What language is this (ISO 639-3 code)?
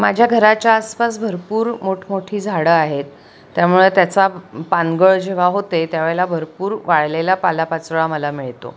mar